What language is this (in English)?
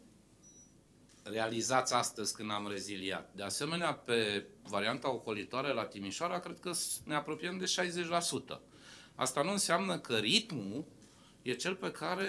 Romanian